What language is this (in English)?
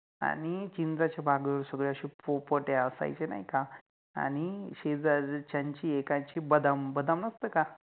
Marathi